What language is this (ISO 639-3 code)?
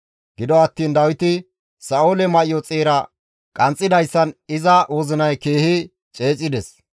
gmv